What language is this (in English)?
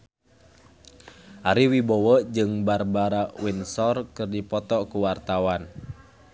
Sundanese